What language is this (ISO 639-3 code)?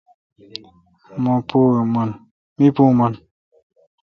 xka